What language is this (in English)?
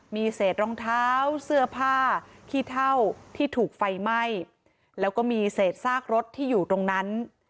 Thai